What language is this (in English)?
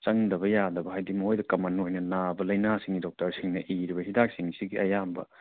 Manipuri